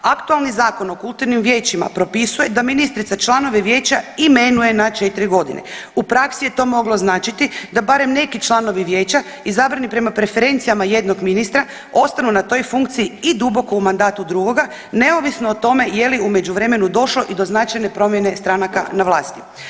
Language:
Croatian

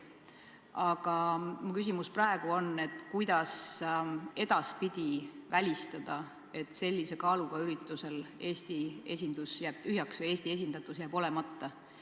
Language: Estonian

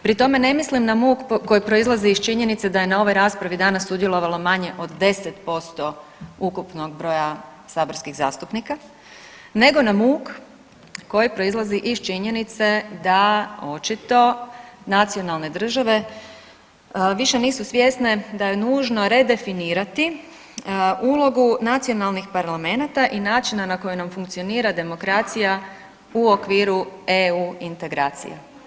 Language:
Croatian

